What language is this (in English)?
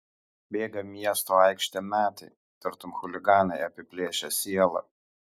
Lithuanian